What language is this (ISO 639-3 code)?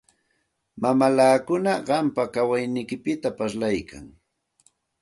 qxt